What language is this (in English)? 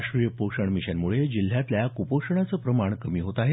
Marathi